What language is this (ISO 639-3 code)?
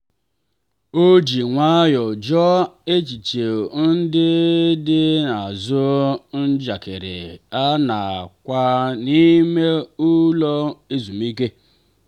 ibo